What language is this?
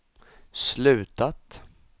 Swedish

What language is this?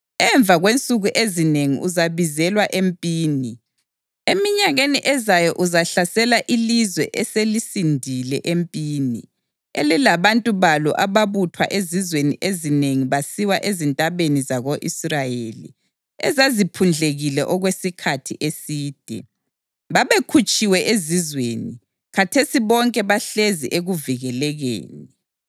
North Ndebele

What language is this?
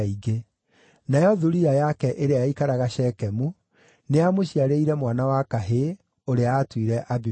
Kikuyu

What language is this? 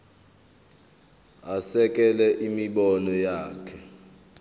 Zulu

